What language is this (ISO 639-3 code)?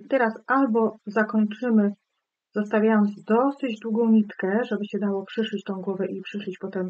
pol